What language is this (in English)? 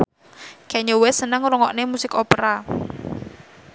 Javanese